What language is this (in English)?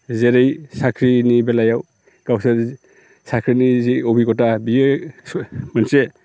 Bodo